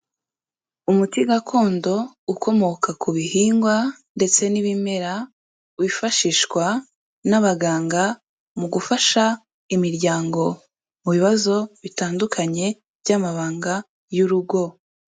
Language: Kinyarwanda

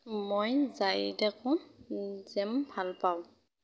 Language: Assamese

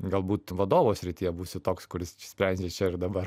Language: Lithuanian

